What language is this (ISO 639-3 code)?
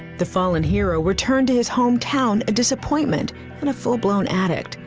eng